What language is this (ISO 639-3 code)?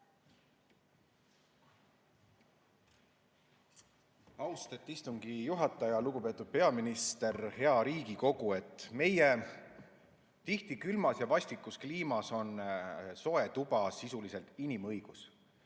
est